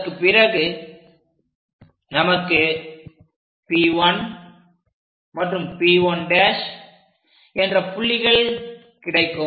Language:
Tamil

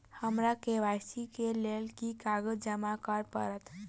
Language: Maithili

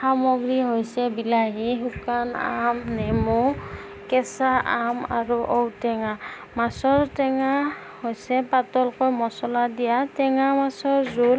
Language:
Assamese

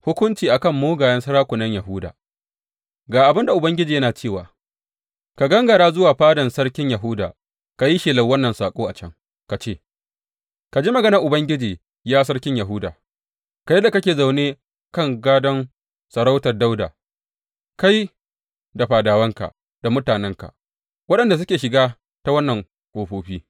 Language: Hausa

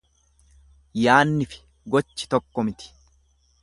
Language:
Oromo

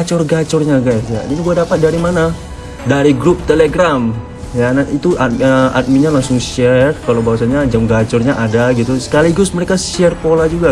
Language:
Indonesian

